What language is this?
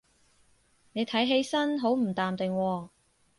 Cantonese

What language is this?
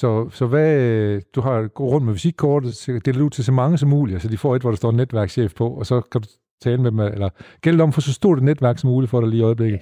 Danish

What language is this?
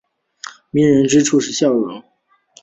Chinese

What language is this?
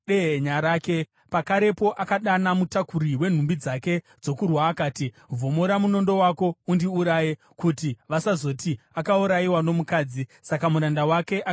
Shona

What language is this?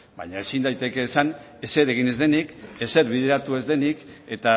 Basque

